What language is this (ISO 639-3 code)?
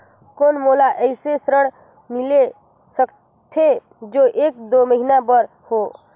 hne